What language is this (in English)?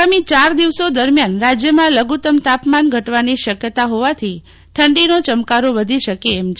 Gujarati